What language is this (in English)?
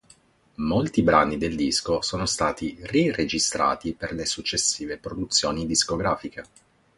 Italian